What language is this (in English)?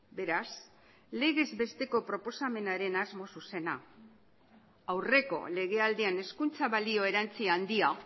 Basque